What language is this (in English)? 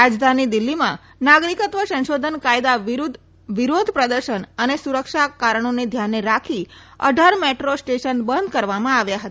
Gujarati